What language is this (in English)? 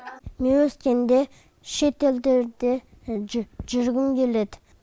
Kazakh